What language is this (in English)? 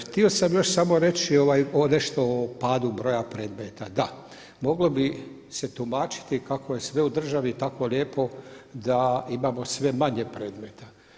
Croatian